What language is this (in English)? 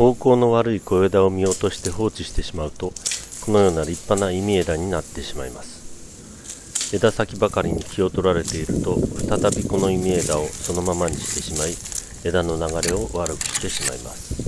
Japanese